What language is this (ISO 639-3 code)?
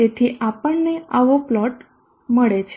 guj